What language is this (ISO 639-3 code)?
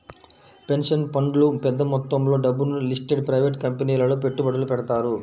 tel